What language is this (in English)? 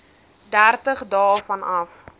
Afrikaans